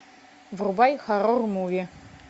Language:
Russian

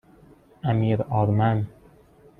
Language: Persian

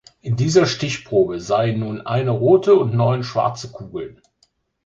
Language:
German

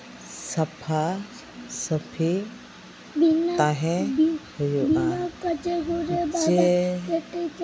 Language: Santali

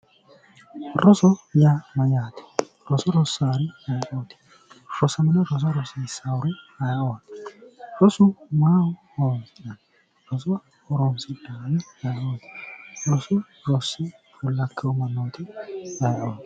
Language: Sidamo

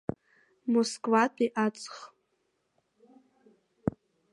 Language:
Abkhazian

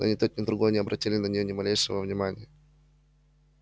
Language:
Russian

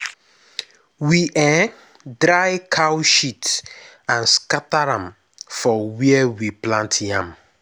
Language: Nigerian Pidgin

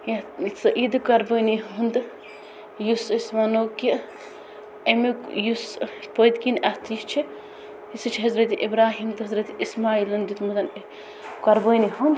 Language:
Kashmiri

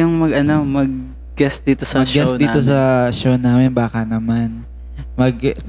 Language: Filipino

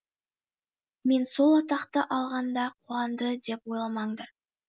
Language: Kazakh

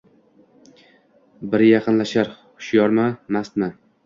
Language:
Uzbek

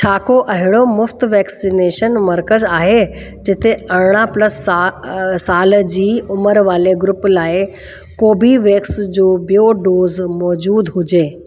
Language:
Sindhi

